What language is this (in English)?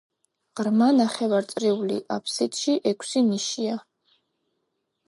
Georgian